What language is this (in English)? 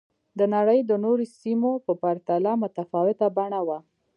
Pashto